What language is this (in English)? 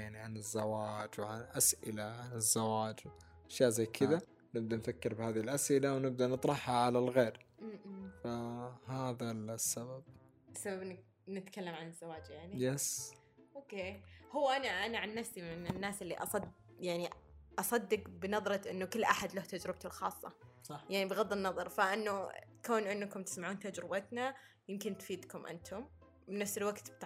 Arabic